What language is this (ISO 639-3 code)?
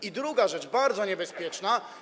pol